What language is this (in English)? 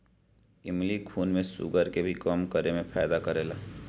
Bhojpuri